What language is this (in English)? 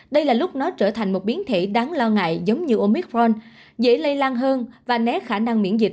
Vietnamese